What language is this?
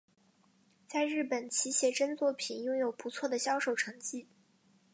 Chinese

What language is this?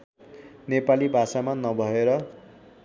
Nepali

